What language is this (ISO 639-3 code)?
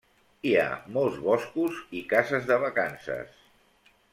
cat